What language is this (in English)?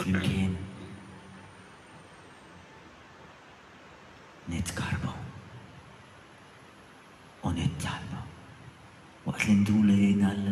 Arabic